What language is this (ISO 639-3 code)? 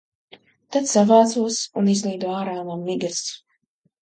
lav